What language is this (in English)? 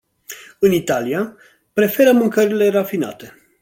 Romanian